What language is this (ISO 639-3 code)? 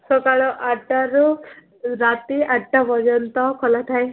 ori